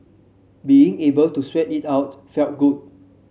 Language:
English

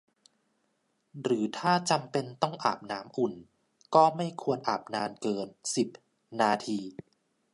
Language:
Thai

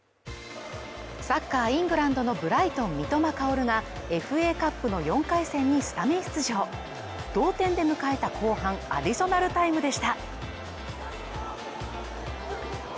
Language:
Japanese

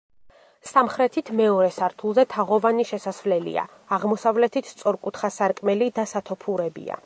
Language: Georgian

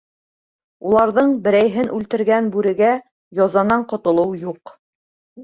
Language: Bashkir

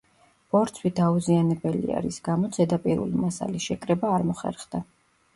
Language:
Georgian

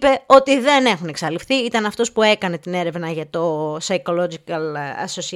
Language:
Greek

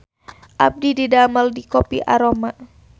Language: Sundanese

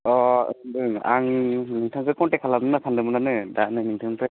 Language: Bodo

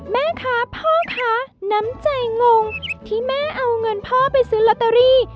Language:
Thai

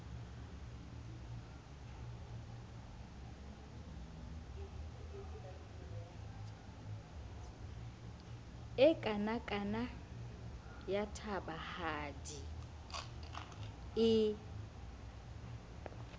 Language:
Southern Sotho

